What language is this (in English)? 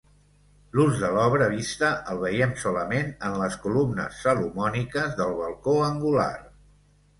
Catalan